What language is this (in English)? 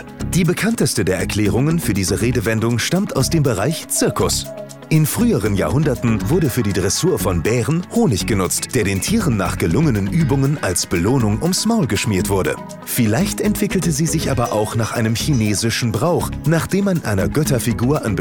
German